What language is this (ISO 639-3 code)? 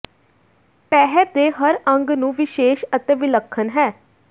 pan